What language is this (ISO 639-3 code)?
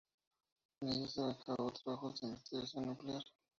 spa